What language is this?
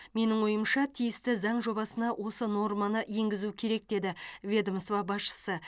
Kazakh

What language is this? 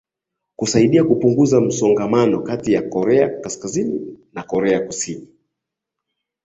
Swahili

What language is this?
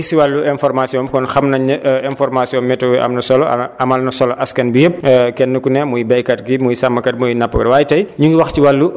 Wolof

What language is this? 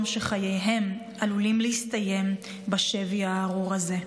Hebrew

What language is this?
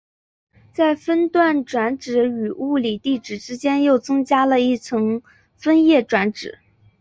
Chinese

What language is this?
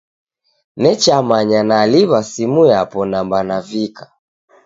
Taita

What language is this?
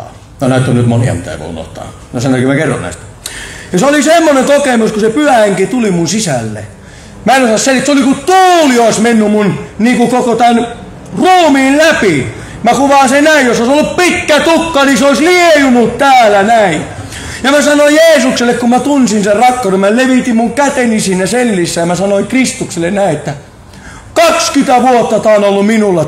Finnish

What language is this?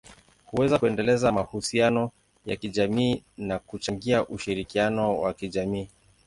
Swahili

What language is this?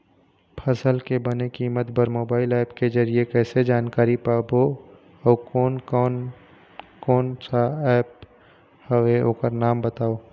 Chhattisgarhi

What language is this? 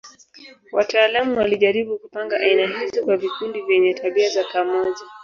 Swahili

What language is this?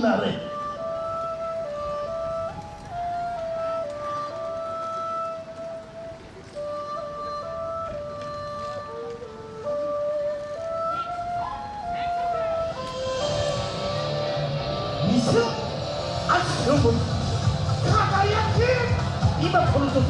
Japanese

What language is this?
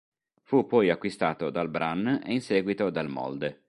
Italian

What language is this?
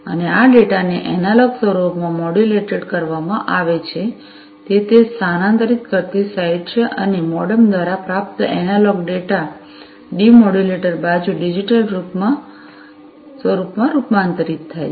Gujarati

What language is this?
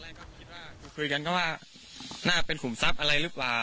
Thai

